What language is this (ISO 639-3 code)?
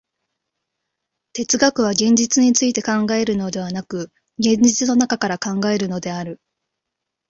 jpn